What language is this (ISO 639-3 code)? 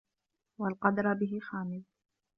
ara